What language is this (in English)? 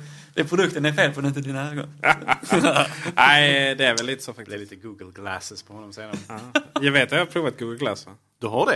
Swedish